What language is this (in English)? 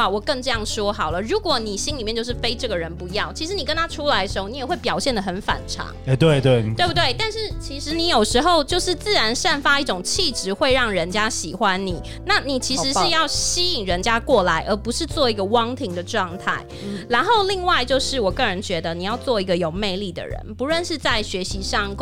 Chinese